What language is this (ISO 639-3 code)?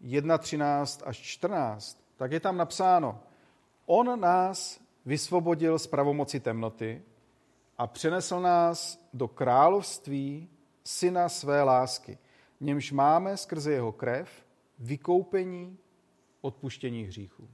ces